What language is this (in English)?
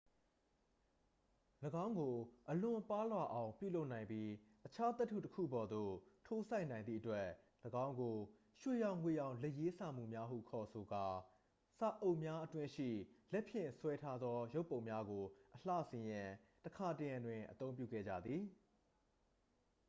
Burmese